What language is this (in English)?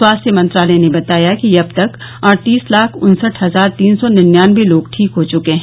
Hindi